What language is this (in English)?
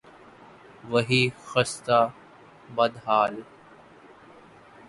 Urdu